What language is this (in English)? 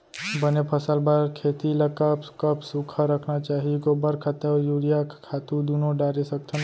Chhattisgarhi